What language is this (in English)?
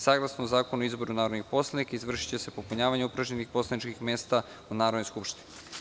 Serbian